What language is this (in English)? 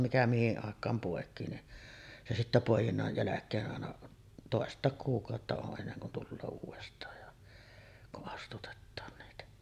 Finnish